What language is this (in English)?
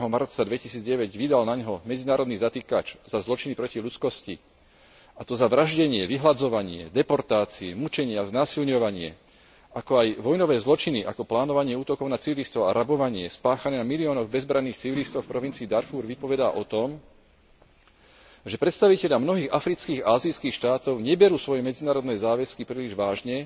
Slovak